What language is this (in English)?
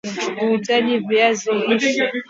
Swahili